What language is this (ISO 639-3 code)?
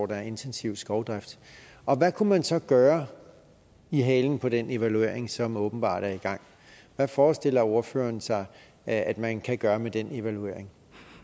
dan